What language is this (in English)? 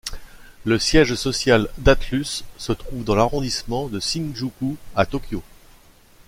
French